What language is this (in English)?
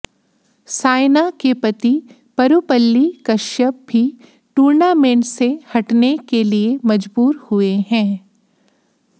Hindi